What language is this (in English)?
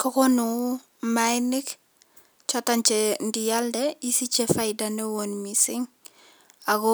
Kalenjin